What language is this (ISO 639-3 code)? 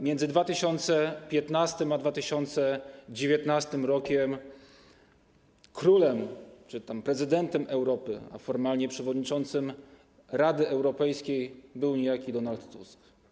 pol